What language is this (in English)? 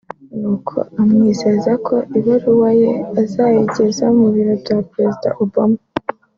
Kinyarwanda